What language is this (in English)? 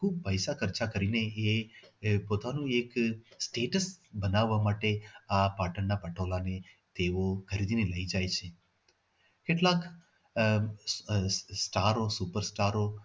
Gujarati